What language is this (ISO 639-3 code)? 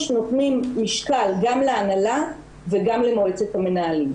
heb